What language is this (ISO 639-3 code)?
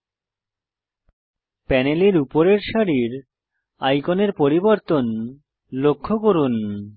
ben